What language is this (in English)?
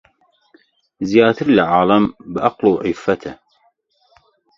Central Kurdish